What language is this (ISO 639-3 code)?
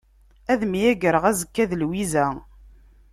kab